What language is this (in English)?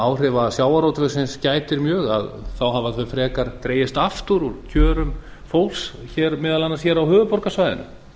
Icelandic